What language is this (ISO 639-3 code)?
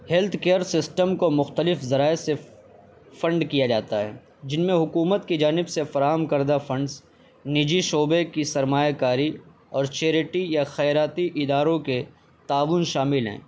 urd